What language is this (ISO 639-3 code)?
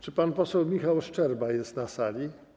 pol